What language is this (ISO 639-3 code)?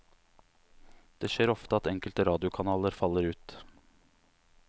nor